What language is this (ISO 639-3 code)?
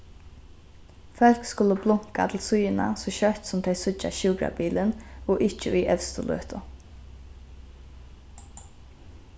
fao